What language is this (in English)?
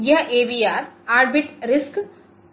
Hindi